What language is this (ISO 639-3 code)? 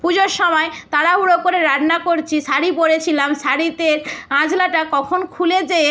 ben